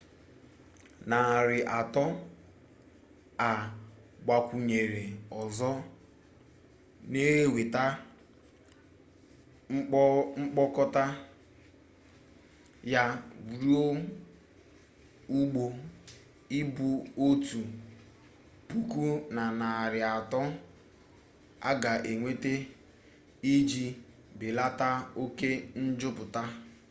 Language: Igbo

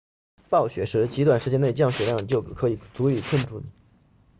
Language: Chinese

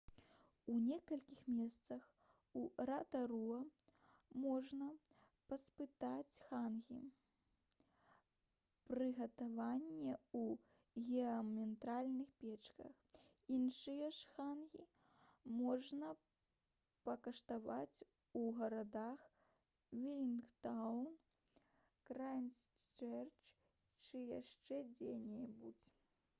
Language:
Belarusian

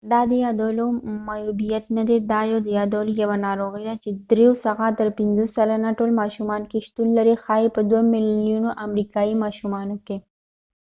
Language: Pashto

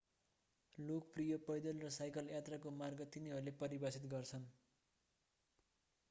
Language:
Nepali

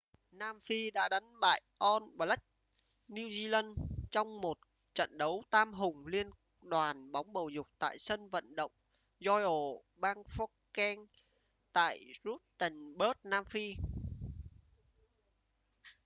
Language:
Vietnamese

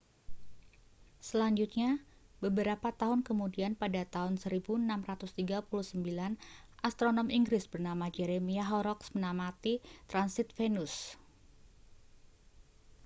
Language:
Indonesian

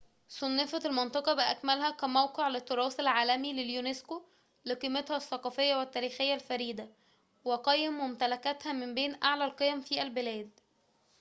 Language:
Arabic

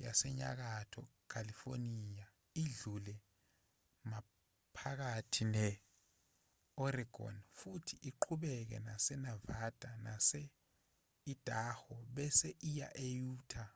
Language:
Zulu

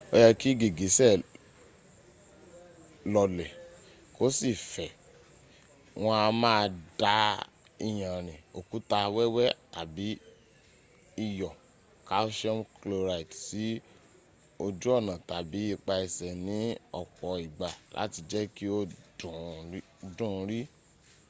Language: Yoruba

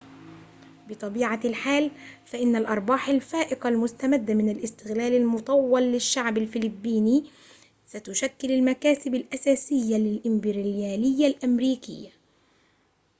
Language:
Arabic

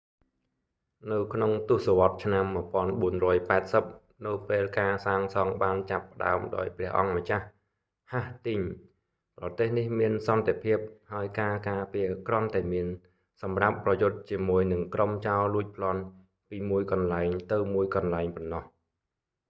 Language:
Khmer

